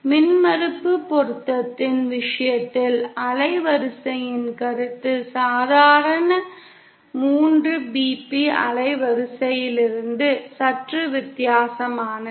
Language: Tamil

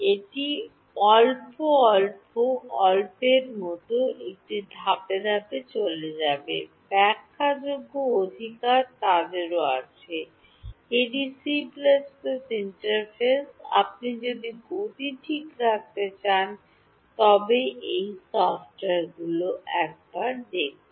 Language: Bangla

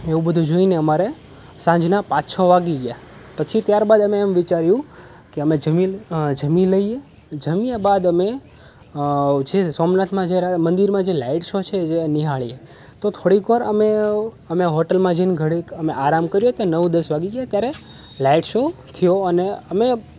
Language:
Gujarati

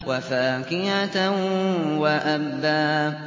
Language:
Arabic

